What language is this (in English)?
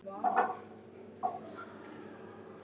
Icelandic